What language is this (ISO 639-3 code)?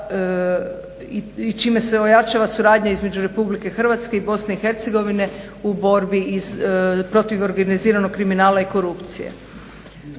hrv